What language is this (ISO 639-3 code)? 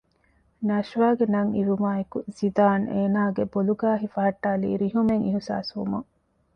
div